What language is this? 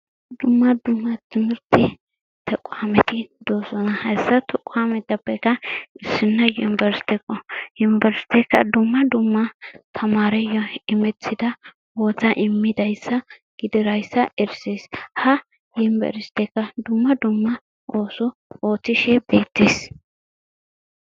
Wolaytta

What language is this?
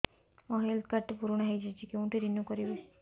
Odia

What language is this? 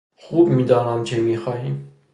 Persian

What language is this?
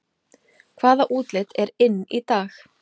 Icelandic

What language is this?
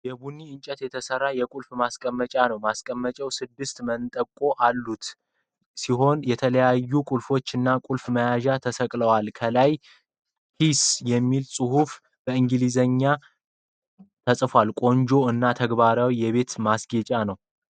Amharic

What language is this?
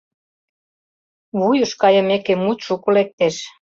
Mari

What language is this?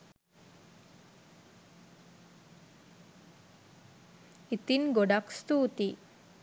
Sinhala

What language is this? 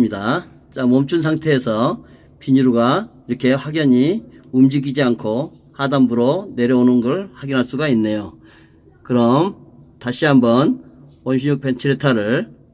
Korean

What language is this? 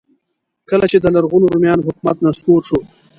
Pashto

